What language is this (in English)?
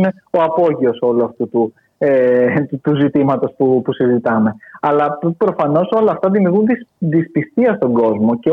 Greek